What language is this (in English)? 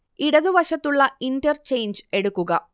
Malayalam